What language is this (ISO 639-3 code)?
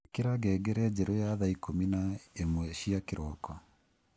kik